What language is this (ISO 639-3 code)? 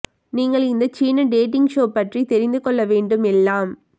tam